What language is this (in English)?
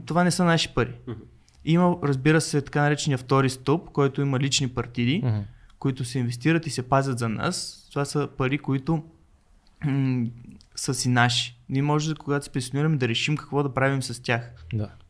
Bulgarian